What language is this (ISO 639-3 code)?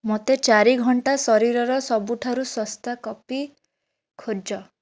ori